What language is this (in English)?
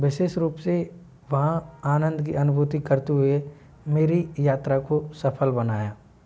Hindi